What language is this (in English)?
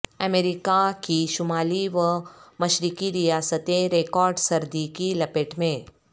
Urdu